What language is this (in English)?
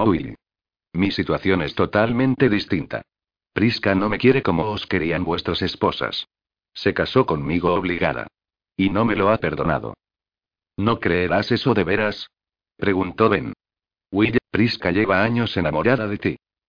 Spanish